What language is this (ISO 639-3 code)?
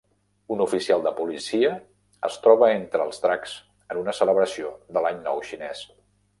cat